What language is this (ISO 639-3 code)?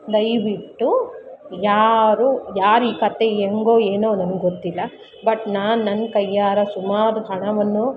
kan